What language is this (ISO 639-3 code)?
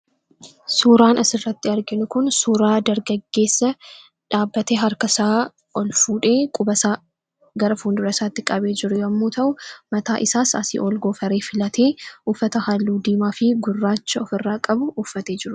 orm